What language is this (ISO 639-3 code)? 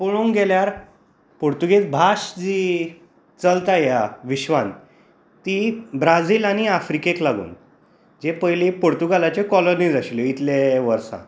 kok